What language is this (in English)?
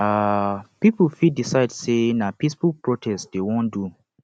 Nigerian Pidgin